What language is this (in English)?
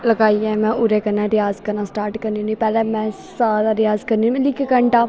Dogri